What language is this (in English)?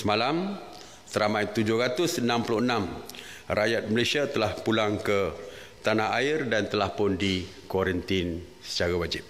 Malay